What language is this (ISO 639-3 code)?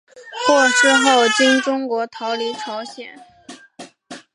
zho